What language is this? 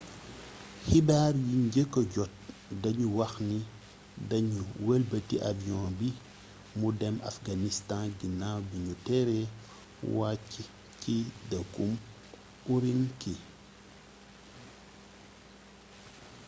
Wolof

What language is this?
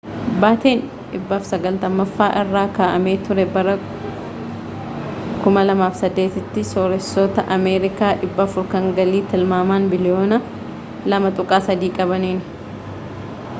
Oromo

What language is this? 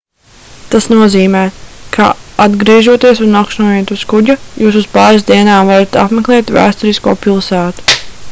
Latvian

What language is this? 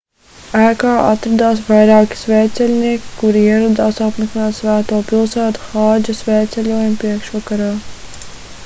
Latvian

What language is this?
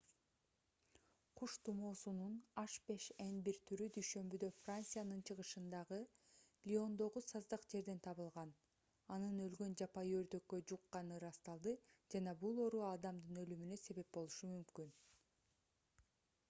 Kyrgyz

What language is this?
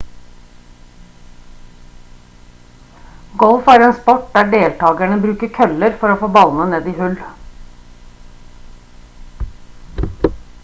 Norwegian Bokmål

